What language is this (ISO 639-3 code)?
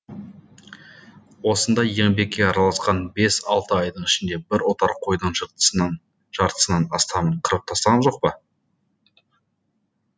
kaz